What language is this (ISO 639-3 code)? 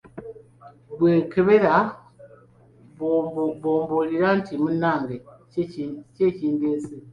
lug